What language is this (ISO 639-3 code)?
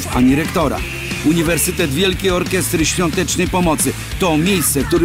pol